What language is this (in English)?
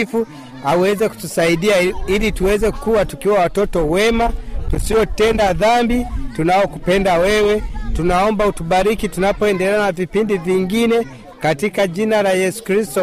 Swahili